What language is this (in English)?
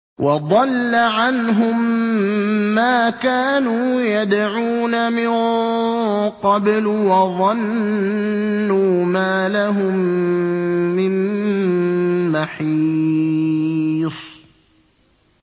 Arabic